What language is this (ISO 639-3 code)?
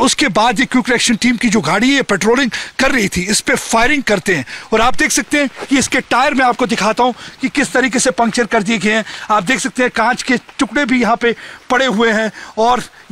hin